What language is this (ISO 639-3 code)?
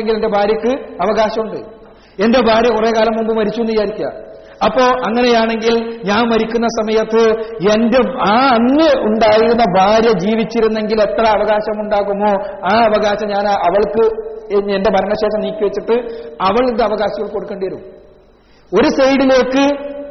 mal